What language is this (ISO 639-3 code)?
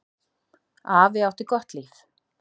isl